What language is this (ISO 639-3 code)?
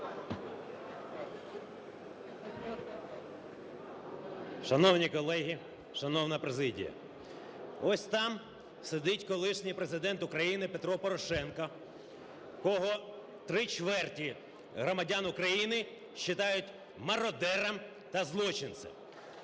ukr